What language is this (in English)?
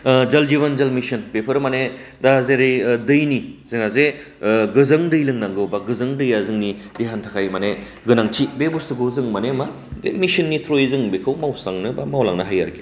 Bodo